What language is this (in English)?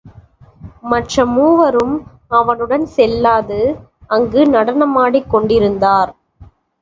Tamil